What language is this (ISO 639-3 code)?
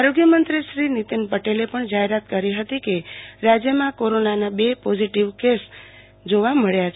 guj